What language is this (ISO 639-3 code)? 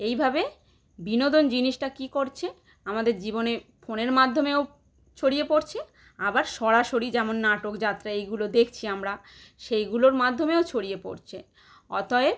ben